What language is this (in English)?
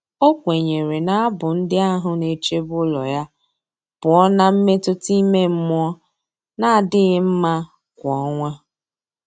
Igbo